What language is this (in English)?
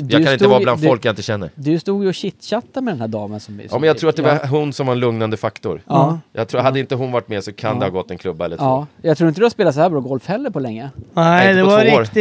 Swedish